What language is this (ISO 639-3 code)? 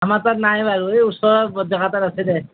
asm